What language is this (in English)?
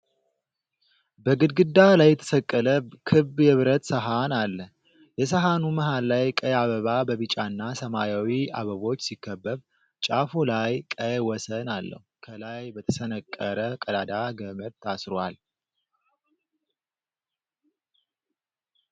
Amharic